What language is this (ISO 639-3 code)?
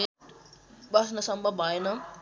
nep